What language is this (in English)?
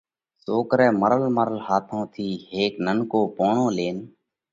Parkari Koli